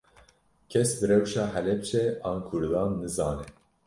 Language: Kurdish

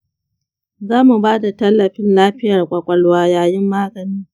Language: Hausa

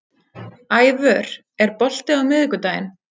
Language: Icelandic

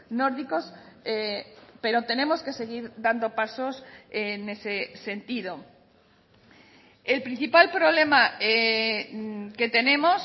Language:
Spanish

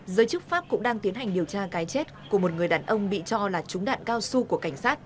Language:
Vietnamese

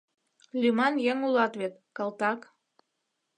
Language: Mari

